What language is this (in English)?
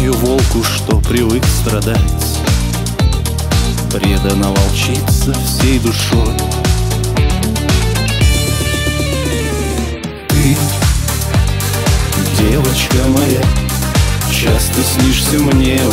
Russian